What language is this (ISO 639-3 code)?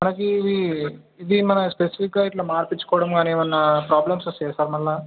tel